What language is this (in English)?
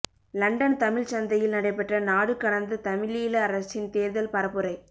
Tamil